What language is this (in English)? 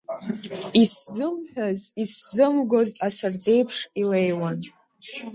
Abkhazian